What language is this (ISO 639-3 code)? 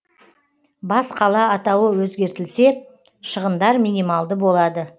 kaz